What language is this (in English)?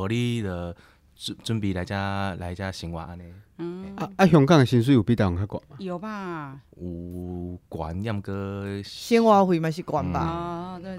Chinese